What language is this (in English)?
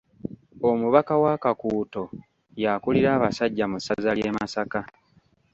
Ganda